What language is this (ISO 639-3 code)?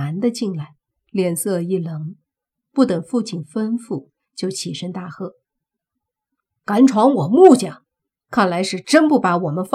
zho